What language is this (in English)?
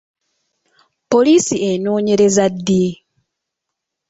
Ganda